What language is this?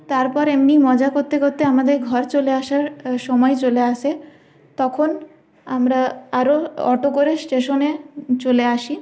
Bangla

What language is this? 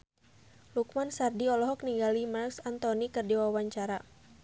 Sundanese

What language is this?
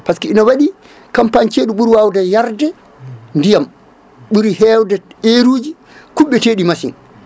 Fula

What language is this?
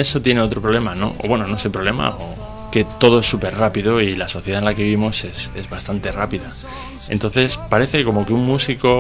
Spanish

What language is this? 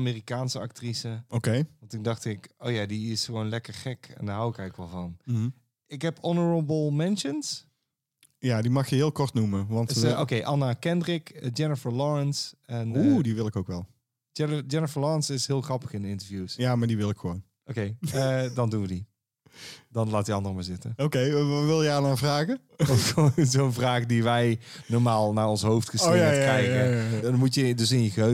Dutch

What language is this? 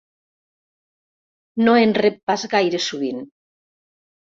Catalan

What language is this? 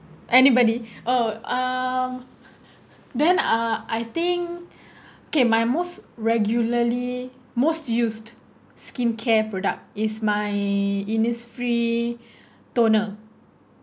English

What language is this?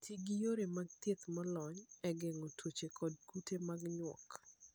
Luo (Kenya and Tanzania)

